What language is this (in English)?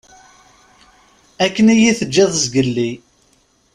Kabyle